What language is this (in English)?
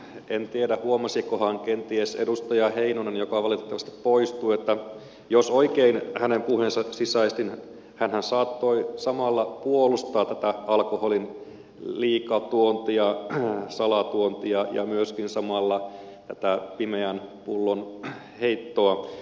Finnish